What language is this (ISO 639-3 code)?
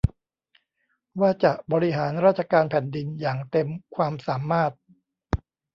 tha